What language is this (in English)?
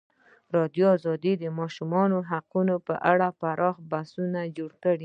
Pashto